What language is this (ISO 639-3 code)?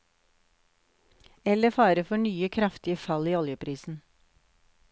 nor